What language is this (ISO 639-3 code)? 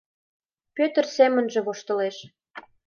chm